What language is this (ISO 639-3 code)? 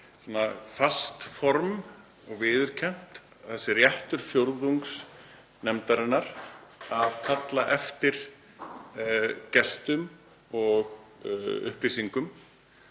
isl